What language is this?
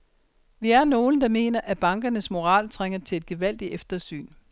Danish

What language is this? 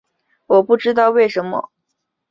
Chinese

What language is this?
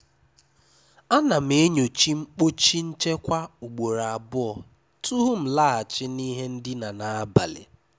Igbo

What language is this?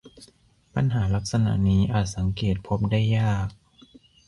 Thai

